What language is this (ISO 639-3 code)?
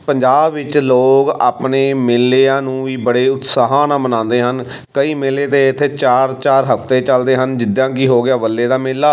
pan